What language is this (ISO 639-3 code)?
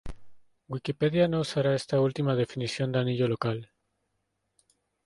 spa